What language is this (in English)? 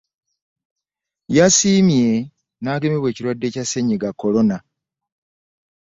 Ganda